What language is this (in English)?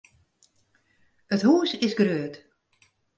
Western Frisian